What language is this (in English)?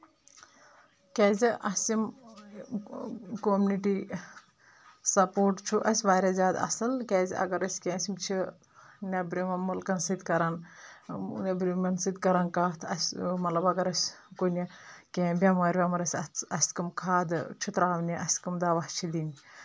Kashmiri